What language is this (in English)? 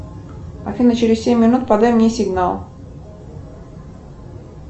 Russian